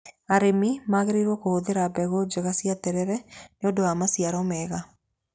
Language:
Kikuyu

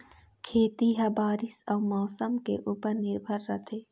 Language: Chhattisgarhi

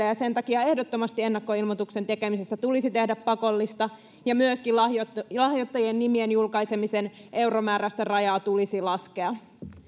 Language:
Finnish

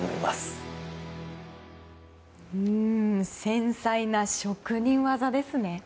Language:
Japanese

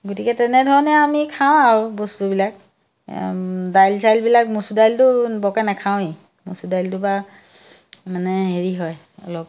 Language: Assamese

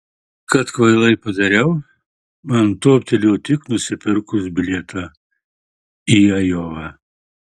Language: Lithuanian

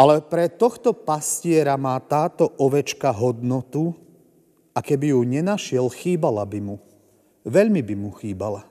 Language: Slovak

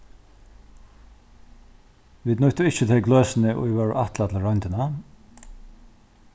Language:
Faroese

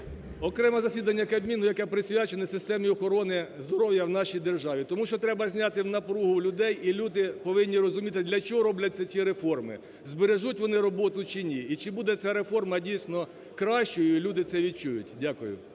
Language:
Ukrainian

